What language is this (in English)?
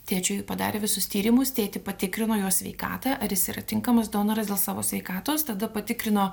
Lithuanian